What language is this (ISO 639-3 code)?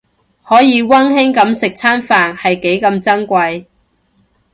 yue